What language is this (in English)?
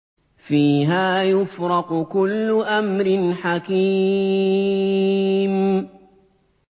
Arabic